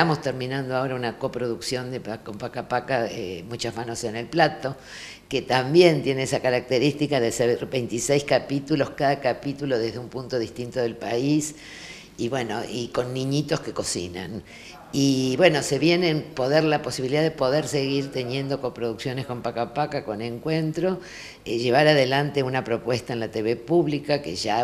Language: Spanish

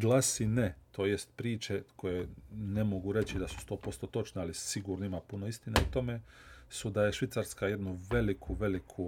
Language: Croatian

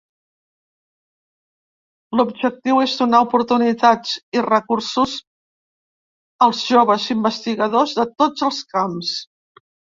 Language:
Catalan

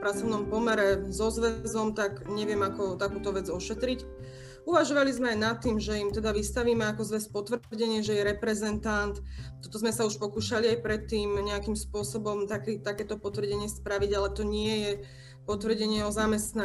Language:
Slovak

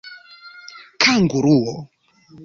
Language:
Esperanto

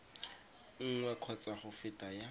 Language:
Tswana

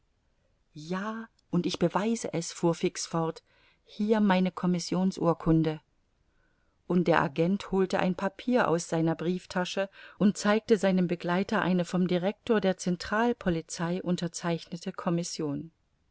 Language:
German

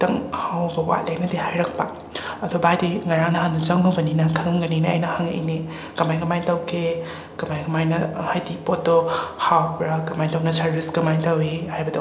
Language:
Manipuri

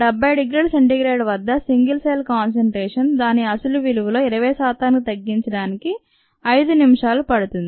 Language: Telugu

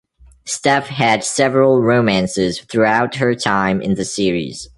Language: English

